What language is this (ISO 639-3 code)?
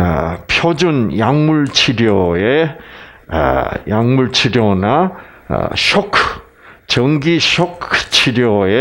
kor